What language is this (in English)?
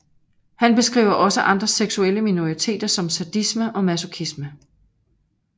Danish